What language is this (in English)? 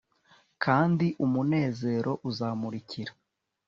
Kinyarwanda